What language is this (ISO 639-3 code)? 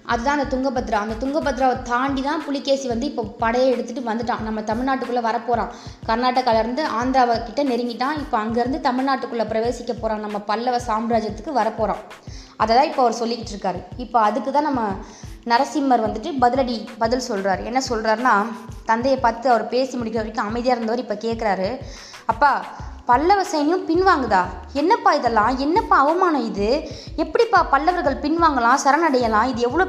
tam